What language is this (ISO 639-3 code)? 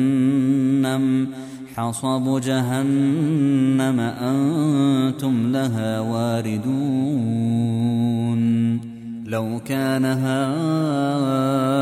ara